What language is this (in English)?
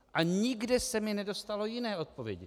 Czech